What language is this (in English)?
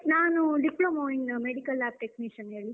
Kannada